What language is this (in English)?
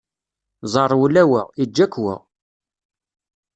Kabyle